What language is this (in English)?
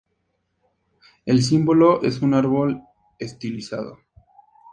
Spanish